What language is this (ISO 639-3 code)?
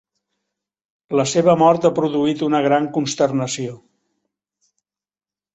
cat